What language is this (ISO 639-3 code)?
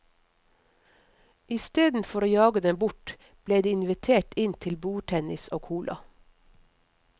nor